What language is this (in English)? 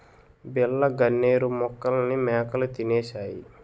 Telugu